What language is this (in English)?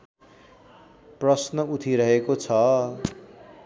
Nepali